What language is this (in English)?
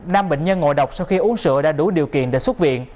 Vietnamese